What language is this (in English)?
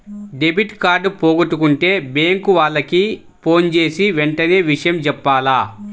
Telugu